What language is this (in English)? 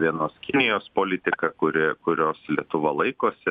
Lithuanian